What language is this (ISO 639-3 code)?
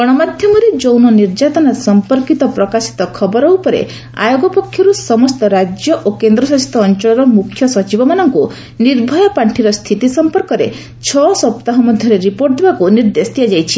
ori